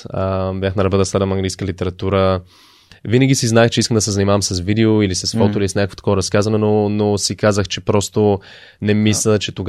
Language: Bulgarian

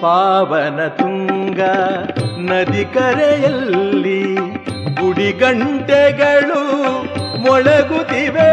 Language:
Kannada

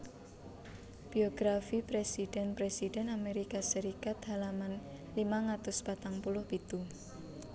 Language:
Javanese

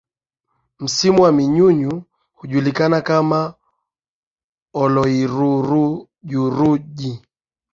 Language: Swahili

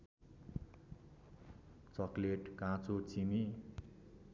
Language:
Nepali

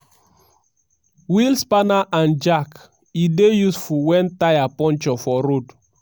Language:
Nigerian Pidgin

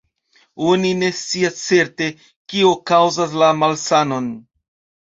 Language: Esperanto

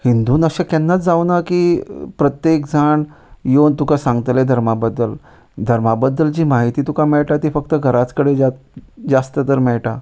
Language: Konkani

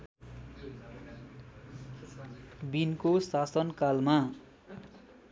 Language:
Nepali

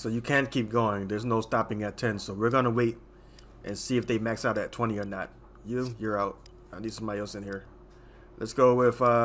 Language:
English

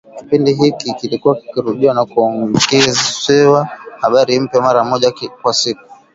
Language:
Swahili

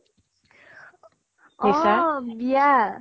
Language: Assamese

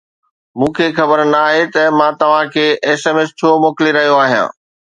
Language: Sindhi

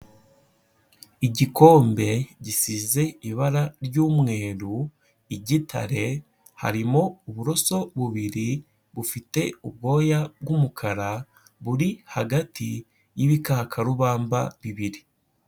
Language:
Kinyarwanda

